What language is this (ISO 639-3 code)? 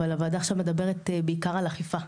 heb